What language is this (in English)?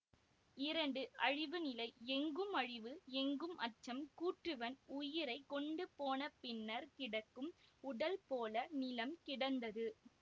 Tamil